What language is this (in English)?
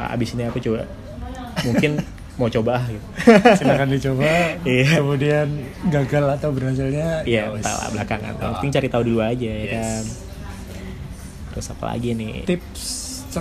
Indonesian